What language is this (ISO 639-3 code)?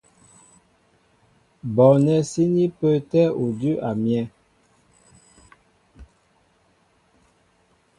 mbo